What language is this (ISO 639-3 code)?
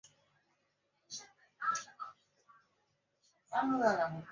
zho